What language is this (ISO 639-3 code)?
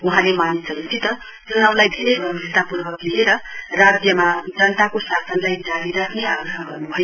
nep